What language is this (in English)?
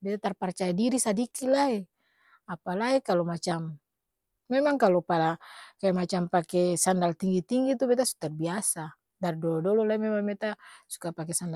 Ambonese Malay